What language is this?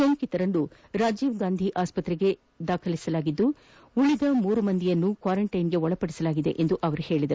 Kannada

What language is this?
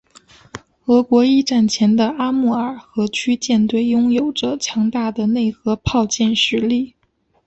Chinese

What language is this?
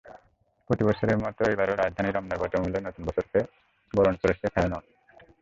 Bangla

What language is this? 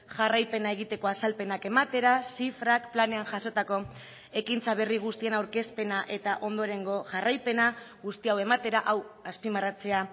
Basque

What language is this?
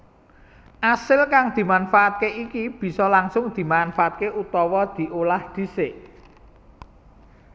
Javanese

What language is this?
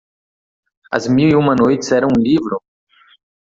Portuguese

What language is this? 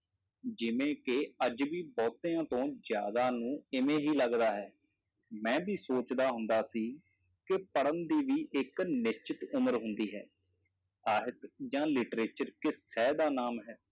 Punjabi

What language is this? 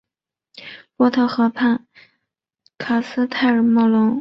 Chinese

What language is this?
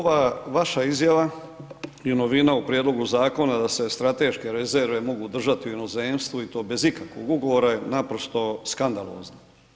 Croatian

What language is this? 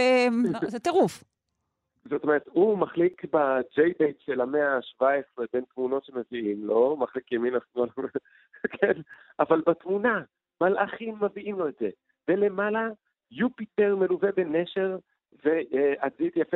Hebrew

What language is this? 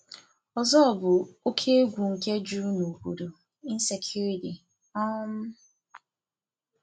Igbo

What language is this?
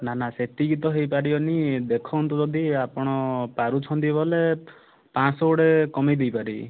Odia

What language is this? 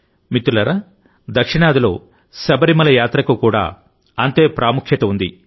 Telugu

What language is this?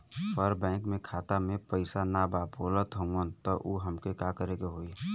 Bhojpuri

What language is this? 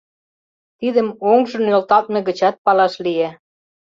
Mari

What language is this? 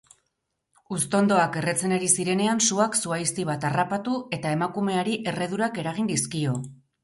Basque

